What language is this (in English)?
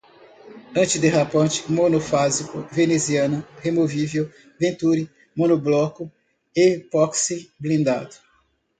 Portuguese